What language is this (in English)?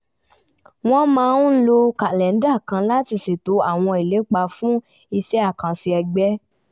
Yoruba